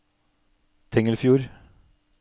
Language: Norwegian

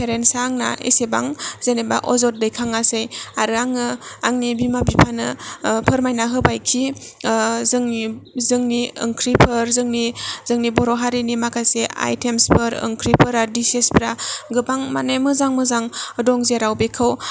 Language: Bodo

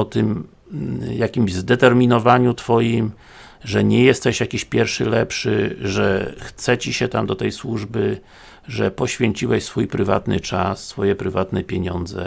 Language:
Polish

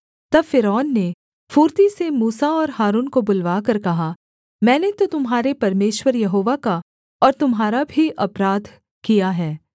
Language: Hindi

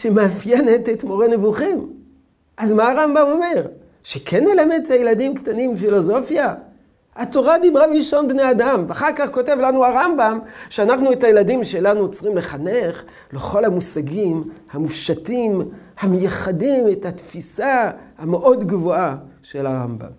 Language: Hebrew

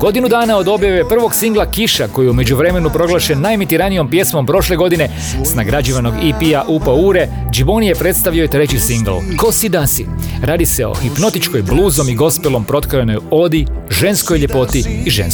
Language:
Croatian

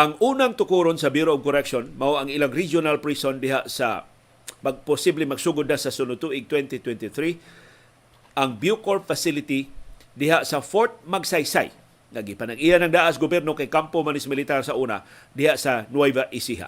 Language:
Filipino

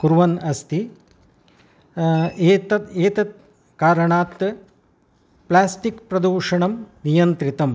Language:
Sanskrit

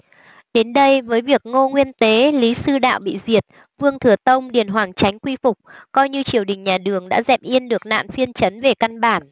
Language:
Vietnamese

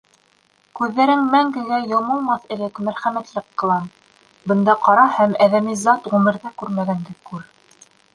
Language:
Bashkir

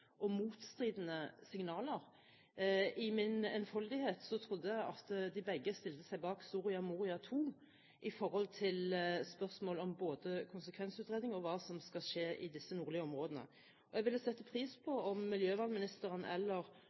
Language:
Norwegian Bokmål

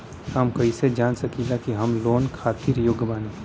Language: Bhojpuri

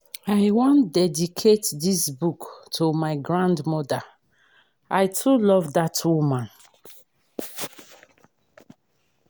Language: Nigerian Pidgin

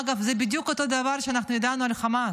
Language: Hebrew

